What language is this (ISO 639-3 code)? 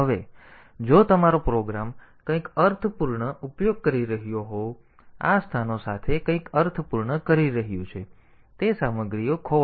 guj